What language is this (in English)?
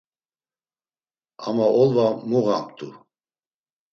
Laz